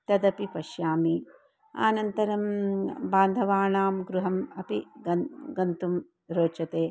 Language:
Sanskrit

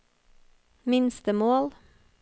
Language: Norwegian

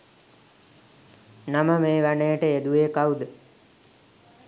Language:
Sinhala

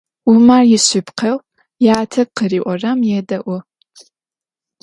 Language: Adyghe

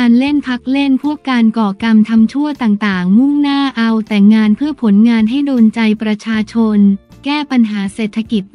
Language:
Thai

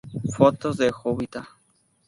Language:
Spanish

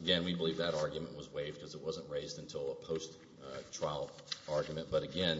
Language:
English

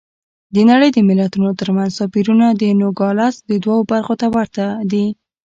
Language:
Pashto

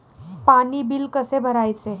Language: Marathi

